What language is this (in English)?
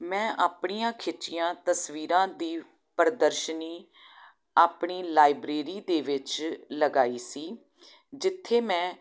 Punjabi